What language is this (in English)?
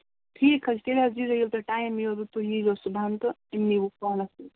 Kashmiri